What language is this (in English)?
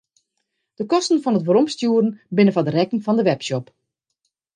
Western Frisian